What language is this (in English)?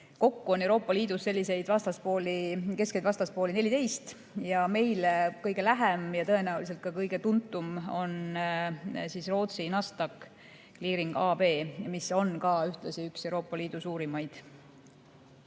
Estonian